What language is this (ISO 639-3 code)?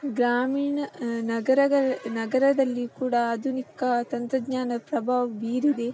kan